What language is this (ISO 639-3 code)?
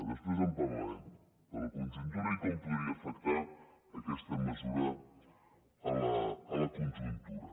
cat